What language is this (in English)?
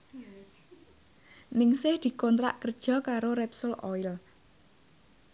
Javanese